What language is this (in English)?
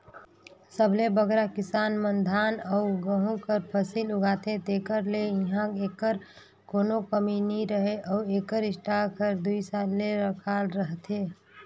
Chhattisgarhi